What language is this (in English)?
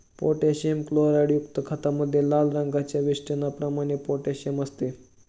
Marathi